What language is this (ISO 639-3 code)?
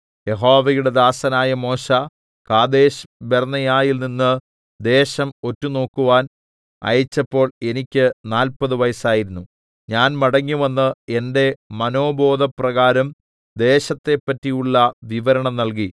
mal